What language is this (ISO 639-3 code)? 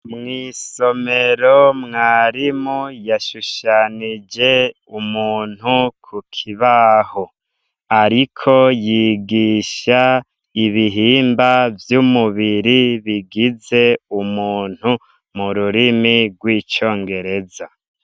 run